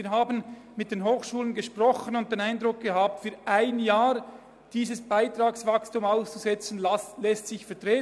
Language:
Swiss German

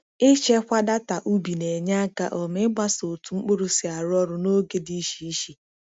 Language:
Igbo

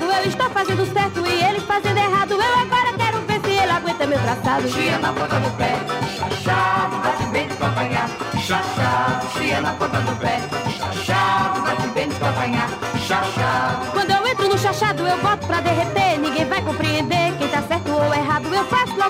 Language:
Portuguese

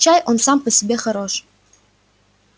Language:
Russian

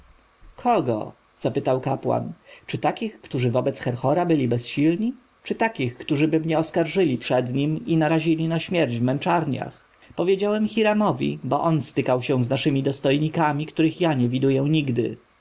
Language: Polish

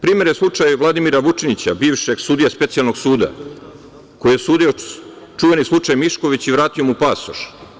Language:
Serbian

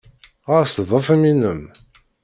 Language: Kabyle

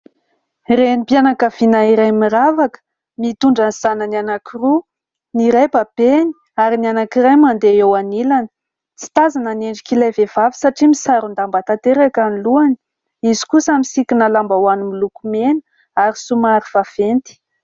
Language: Malagasy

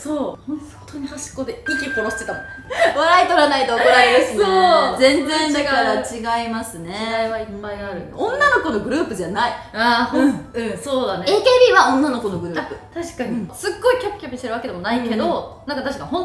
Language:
Japanese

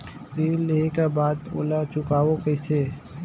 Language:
Chhattisgarhi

